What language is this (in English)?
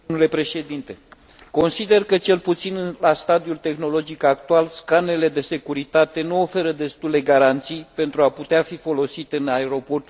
Romanian